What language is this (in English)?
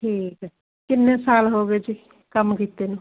Punjabi